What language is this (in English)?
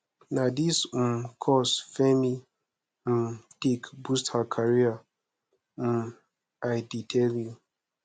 Nigerian Pidgin